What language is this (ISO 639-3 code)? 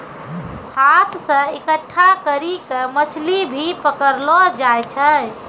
mai